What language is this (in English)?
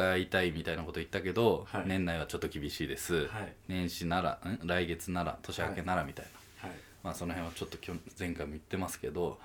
Japanese